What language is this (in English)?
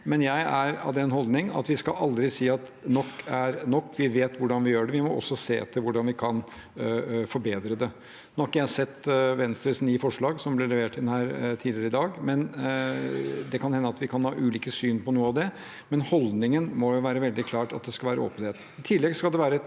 Norwegian